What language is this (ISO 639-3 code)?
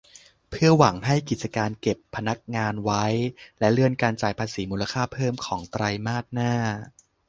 tha